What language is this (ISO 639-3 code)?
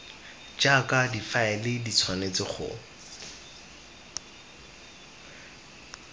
tsn